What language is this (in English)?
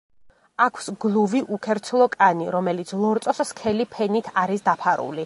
Georgian